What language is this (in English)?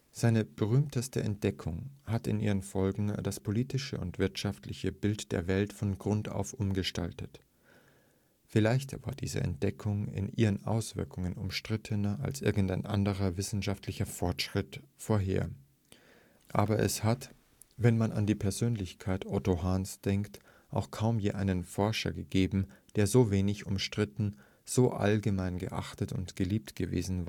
German